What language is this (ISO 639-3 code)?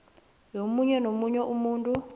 nbl